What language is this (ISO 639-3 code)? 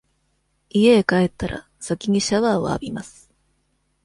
jpn